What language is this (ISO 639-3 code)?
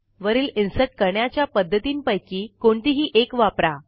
mar